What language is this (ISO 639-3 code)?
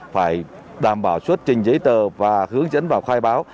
vie